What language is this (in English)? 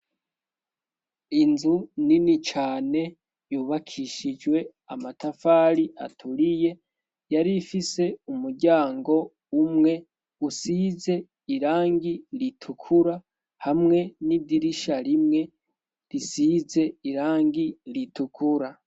Rundi